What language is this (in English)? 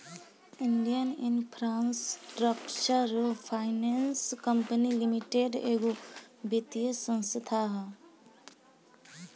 Bhojpuri